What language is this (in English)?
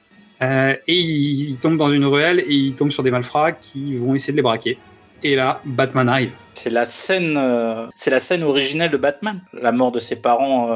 French